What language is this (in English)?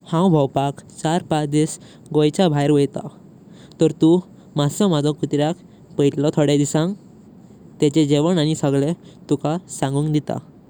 Konkani